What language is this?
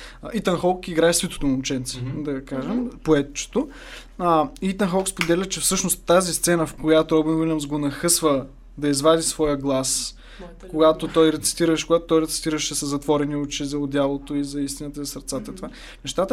Bulgarian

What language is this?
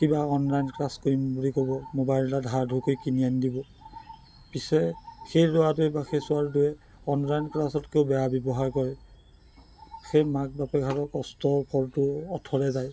Assamese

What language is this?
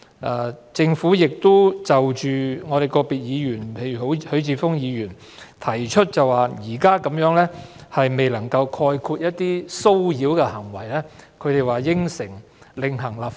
Cantonese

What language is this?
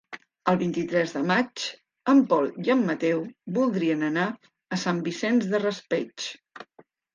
Catalan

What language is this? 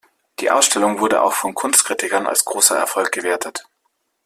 German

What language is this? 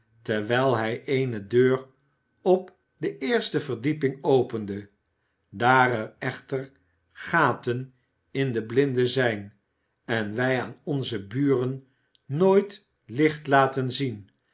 Dutch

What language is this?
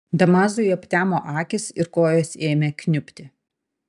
Lithuanian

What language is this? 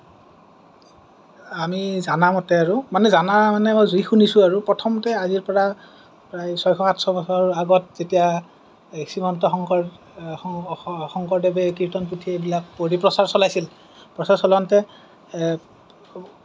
Assamese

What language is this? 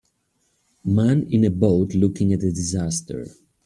English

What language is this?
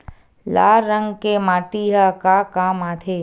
Chhattisgarhi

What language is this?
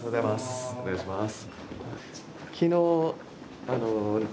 Japanese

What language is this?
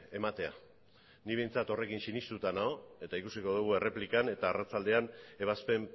Basque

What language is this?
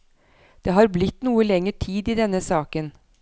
Norwegian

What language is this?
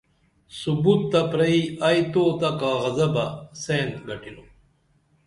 Dameli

